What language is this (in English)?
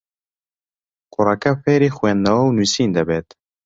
Central Kurdish